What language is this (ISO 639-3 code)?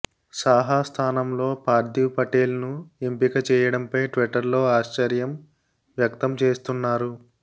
tel